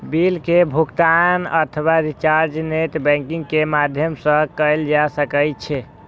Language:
Maithili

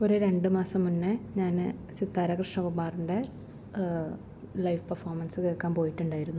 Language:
Malayalam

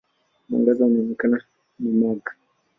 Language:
Swahili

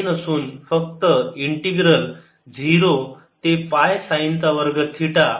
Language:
Marathi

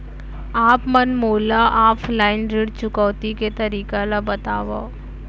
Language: Chhattisgarhi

